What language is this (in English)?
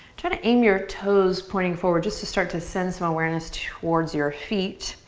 English